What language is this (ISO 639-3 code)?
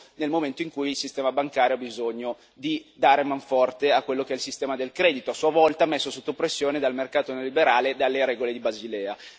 ita